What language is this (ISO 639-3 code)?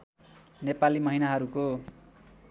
nep